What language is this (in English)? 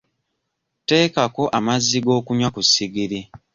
Ganda